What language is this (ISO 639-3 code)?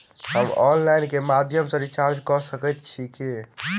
mai